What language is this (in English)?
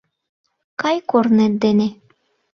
Mari